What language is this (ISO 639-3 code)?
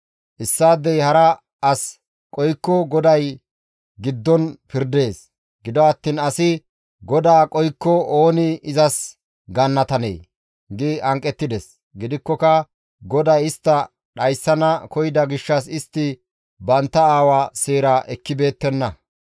gmv